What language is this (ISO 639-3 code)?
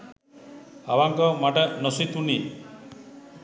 sin